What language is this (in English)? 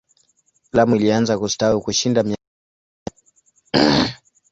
Swahili